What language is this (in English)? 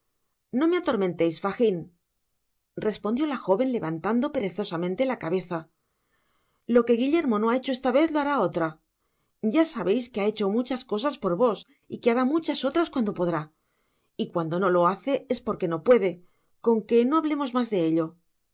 Spanish